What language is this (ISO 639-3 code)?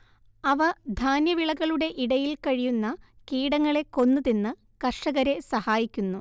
mal